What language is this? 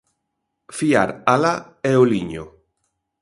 Galician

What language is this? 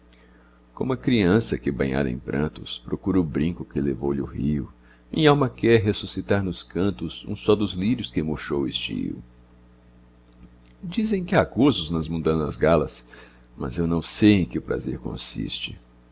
Portuguese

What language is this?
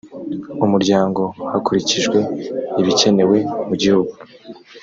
Kinyarwanda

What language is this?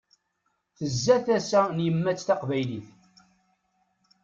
Kabyle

